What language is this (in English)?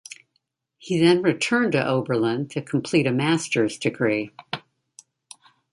English